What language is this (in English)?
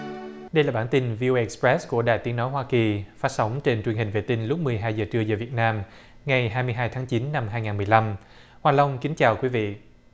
Vietnamese